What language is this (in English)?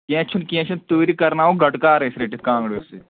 Kashmiri